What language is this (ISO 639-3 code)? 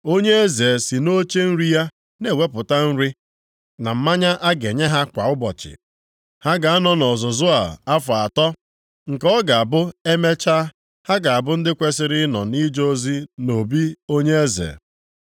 ibo